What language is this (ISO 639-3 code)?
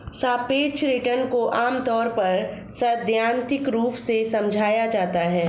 hin